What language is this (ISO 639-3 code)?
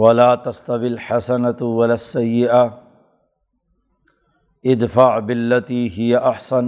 urd